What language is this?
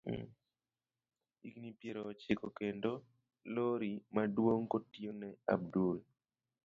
Luo (Kenya and Tanzania)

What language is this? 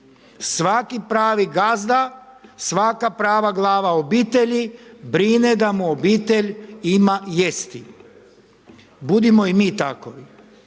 Croatian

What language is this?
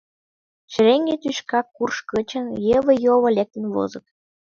Mari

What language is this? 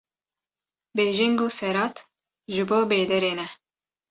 Kurdish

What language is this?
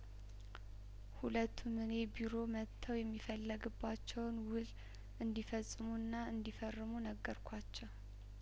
Amharic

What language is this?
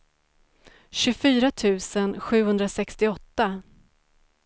Swedish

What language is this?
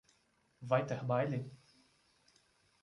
Portuguese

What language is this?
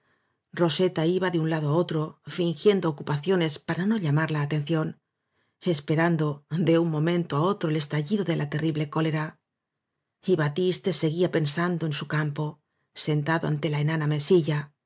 Spanish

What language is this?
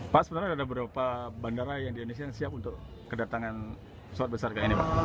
Indonesian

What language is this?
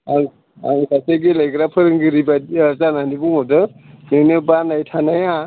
Bodo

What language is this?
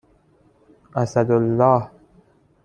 Persian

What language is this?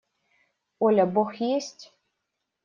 Russian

